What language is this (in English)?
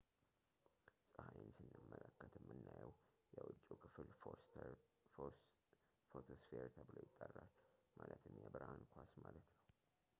Amharic